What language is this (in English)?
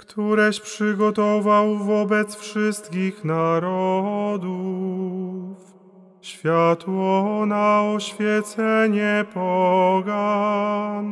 Polish